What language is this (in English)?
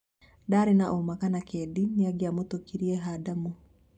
Kikuyu